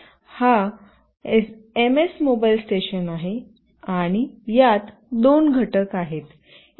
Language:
Marathi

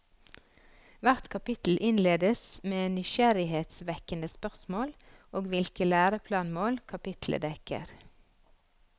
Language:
Norwegian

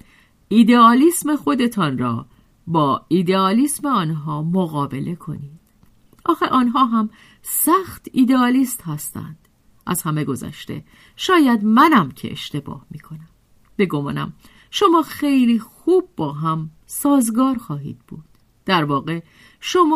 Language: Persian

